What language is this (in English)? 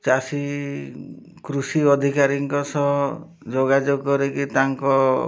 Odia